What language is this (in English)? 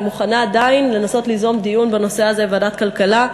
Hebrew